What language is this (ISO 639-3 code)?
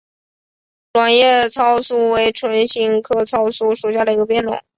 zho